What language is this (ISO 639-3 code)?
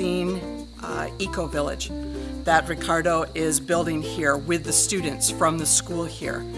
eng